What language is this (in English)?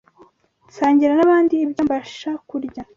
Kinyarwanda